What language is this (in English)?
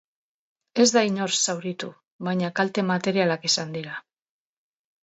Basque